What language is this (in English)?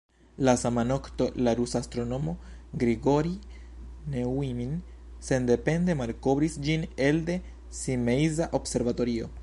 Esperanto